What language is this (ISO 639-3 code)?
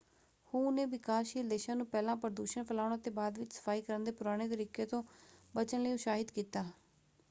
pan